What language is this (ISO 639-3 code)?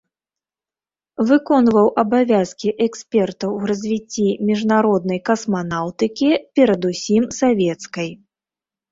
bel